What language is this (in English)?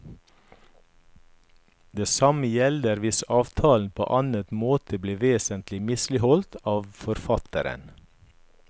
Norwegian